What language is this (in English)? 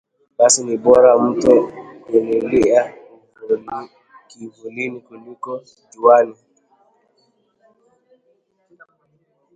Swahili